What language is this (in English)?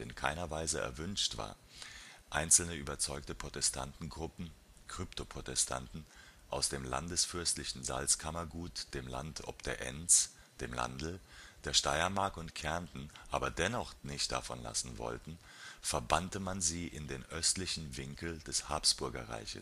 German